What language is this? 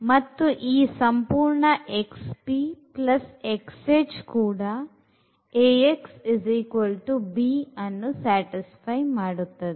Kannada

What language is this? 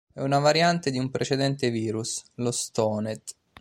Italian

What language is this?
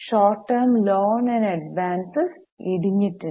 Malayalam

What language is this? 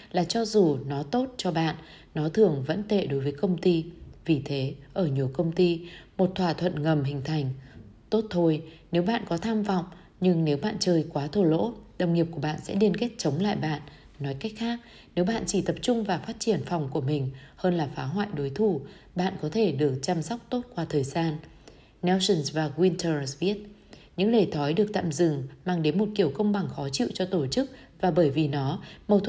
Vietnamese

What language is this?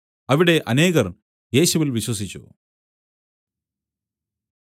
Malayalam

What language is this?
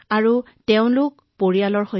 Assamese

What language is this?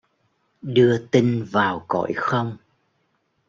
Vietnamese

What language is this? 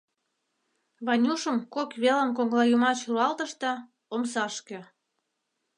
Mari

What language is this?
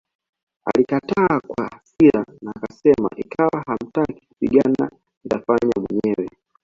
Swahili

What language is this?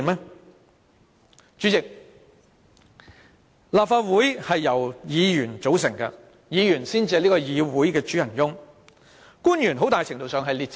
Cantonese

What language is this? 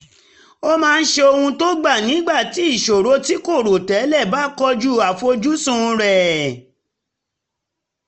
Yoruba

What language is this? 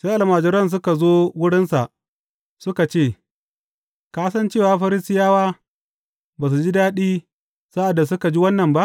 Hausa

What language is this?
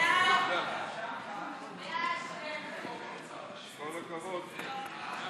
Hebrew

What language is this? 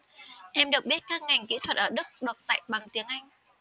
Vietnamese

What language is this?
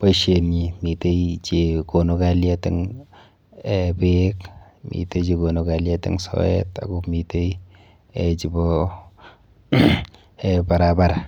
Kalenjin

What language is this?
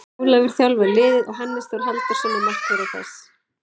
Icelandic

